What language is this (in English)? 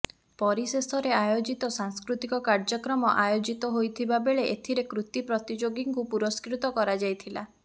Odia